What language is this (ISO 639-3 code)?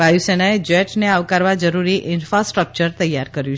guj